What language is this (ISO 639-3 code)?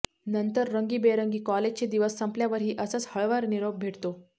mar